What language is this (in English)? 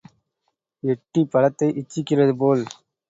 Tamil